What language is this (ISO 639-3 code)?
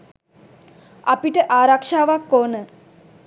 sin